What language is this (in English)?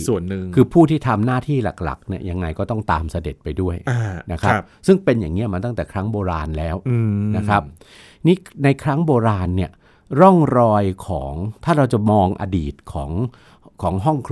Thai